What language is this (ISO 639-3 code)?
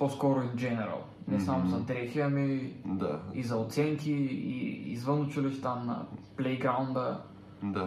bul